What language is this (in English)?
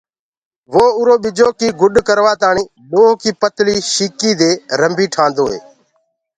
Gurgula